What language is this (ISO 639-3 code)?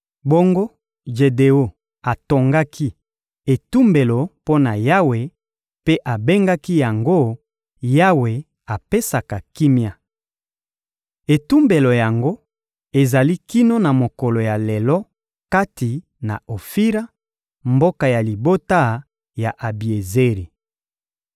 lin